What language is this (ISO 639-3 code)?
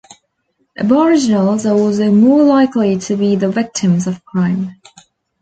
eng